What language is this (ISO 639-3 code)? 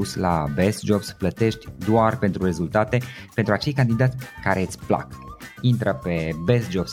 ron